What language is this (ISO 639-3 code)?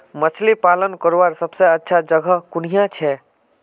mag